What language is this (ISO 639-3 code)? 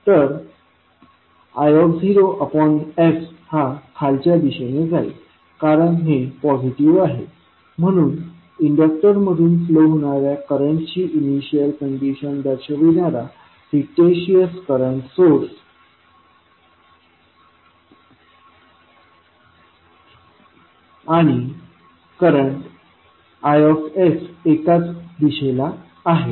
mar